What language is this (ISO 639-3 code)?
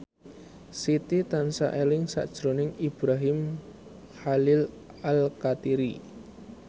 jav